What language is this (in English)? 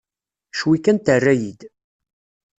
Kabyle